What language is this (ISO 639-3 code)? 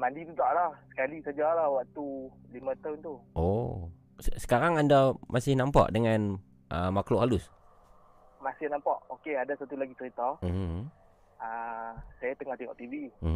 msa